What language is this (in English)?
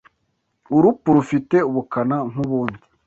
Kinyarwanda